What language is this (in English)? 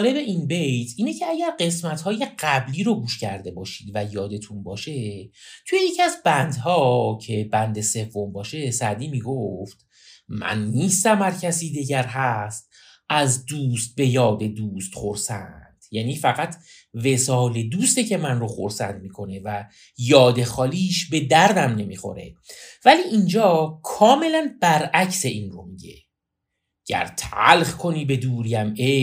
Persian